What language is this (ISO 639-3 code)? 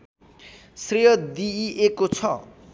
nep